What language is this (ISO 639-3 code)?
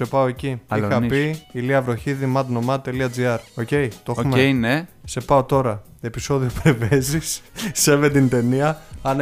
ell